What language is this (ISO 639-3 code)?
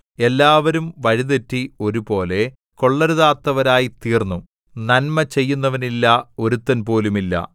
mal